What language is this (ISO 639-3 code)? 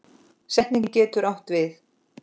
isl